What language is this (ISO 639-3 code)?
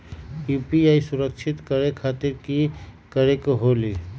mag